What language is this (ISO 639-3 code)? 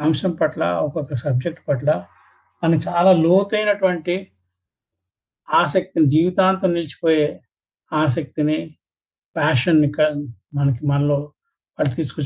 tel